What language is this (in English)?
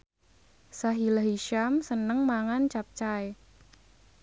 Javanese